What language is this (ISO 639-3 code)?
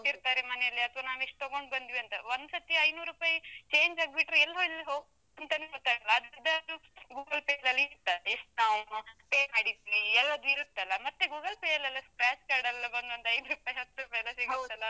kan